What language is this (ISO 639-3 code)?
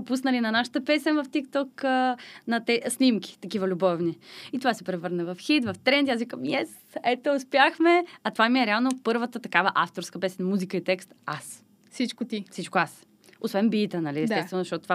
bul